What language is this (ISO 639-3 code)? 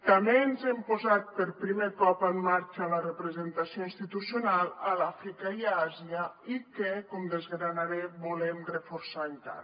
cat